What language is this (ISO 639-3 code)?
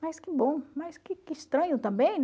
por